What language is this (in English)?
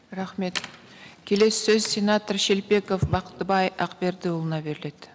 Kazakh